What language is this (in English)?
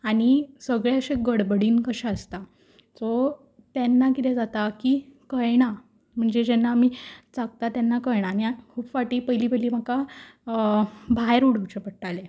Konkani